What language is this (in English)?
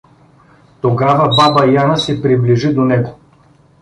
Bulgarian